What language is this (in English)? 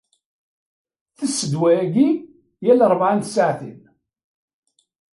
Kabyle